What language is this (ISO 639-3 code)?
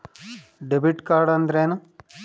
kan